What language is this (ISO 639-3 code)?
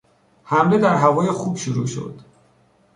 fas